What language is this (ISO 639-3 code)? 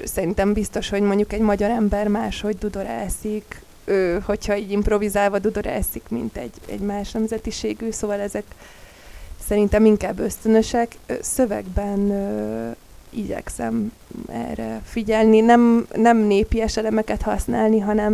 hun